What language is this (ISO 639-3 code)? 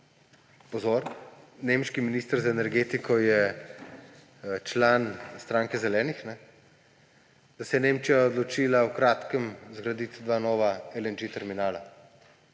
slv